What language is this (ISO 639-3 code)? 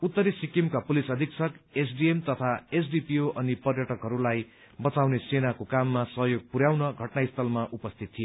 nep